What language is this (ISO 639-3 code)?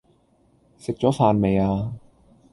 yue